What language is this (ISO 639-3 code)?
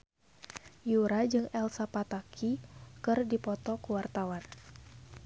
sun